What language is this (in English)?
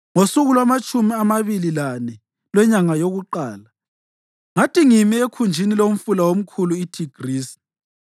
North Ndebele